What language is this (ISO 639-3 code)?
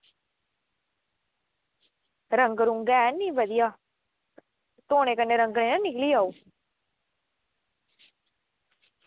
doi